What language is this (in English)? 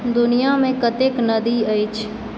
Maithili